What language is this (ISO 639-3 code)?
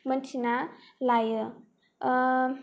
brx